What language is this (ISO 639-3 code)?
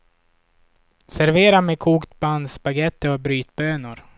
swe